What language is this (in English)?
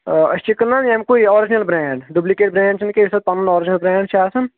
Kashmiri